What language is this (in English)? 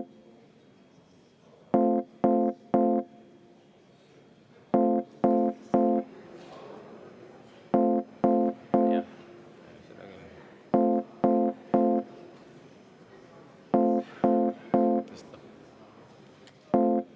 Estonian